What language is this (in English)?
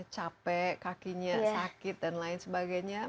Indonesian